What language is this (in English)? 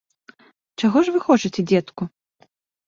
Belarusian